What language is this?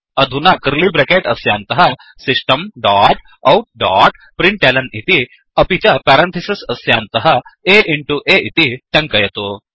Sanskrit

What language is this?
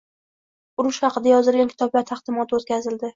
Uzbek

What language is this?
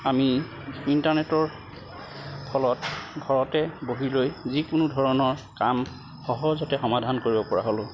Assamese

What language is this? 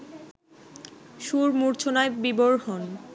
Bangla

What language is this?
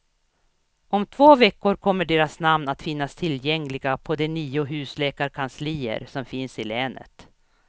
Swedish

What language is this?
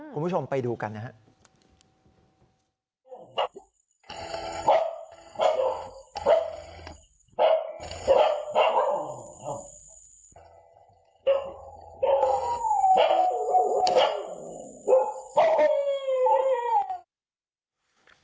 Thai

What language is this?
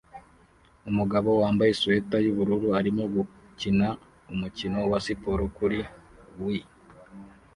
Kinyarwanda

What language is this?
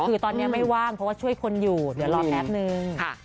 Thai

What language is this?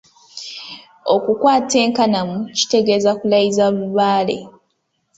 Ganda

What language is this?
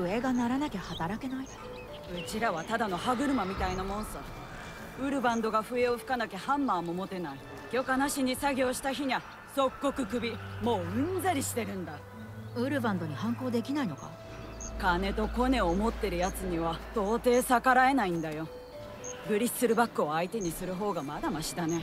Japanese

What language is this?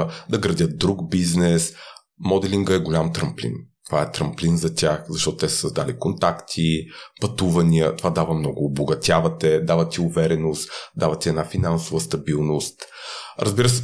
Bulgarian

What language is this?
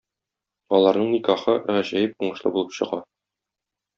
Tatar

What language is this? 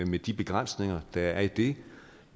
Danish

